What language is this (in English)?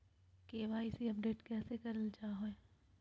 Magahi